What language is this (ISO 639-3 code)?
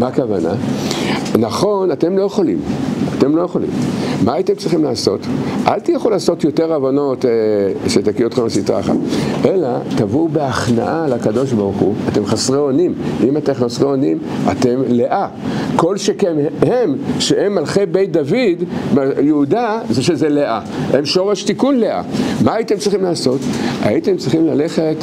heb